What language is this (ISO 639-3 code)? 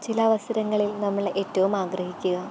mal